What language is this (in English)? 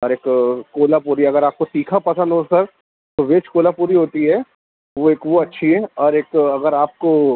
Urdu